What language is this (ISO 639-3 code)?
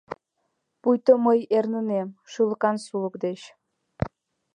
chm